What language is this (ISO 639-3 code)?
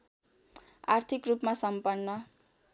nep